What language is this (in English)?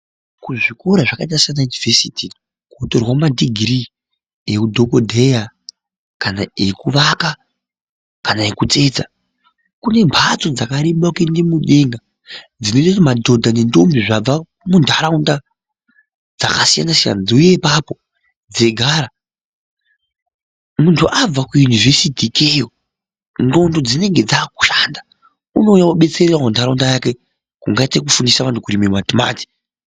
Ndau